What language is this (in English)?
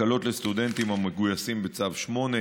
Hebrew